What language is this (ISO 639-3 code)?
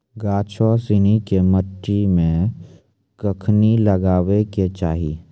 mai